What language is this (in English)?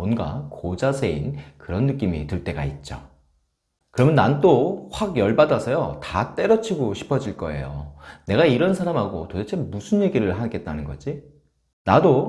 Korean